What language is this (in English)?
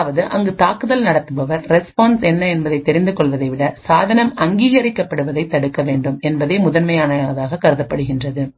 Tamil